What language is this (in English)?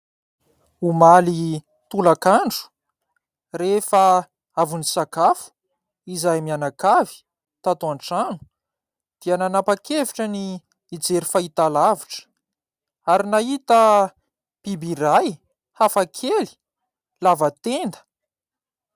Malagasy